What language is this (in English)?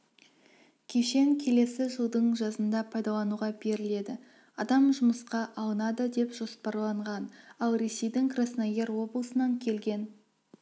Kazakh